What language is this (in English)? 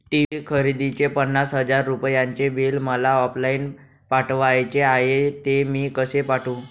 Marathi